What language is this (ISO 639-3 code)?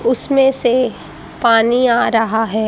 hin